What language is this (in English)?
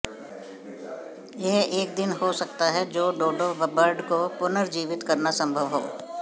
Hindi